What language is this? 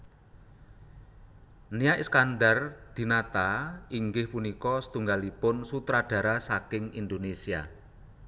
Javanese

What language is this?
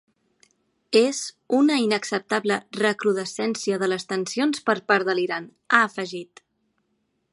Catalan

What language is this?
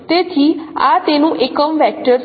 Gujarati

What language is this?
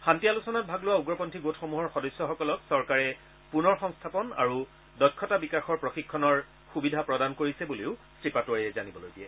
Assamese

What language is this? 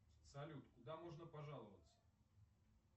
Russian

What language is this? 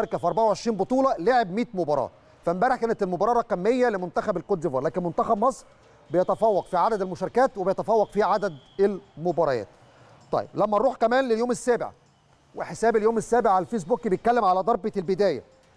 Arabic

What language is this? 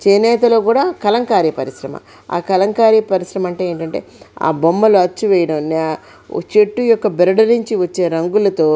Telugu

